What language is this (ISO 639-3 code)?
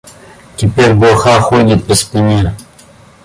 rus